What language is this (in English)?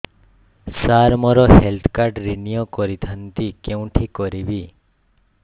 Odia